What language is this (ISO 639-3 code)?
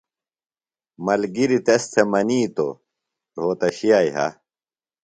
phl